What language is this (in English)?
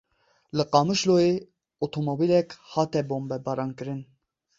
Kurdish